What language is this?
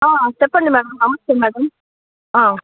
Telugu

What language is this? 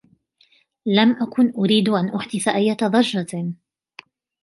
Arabic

